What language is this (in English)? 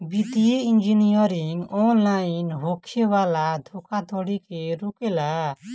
Bhojpuri